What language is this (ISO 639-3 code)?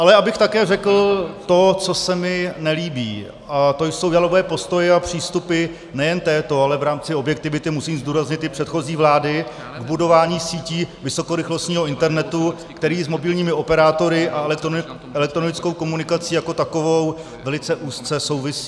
ces